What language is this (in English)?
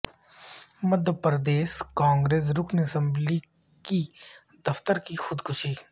Urdu